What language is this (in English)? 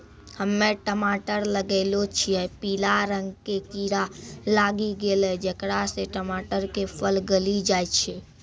Maithili